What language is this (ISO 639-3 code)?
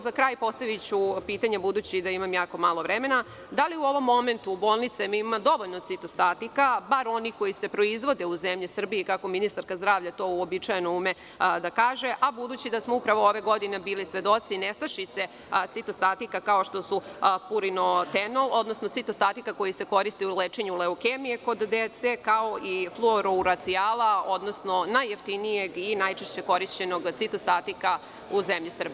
srp